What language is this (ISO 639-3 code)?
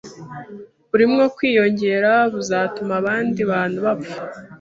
kin